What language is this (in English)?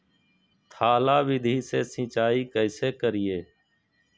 Magahi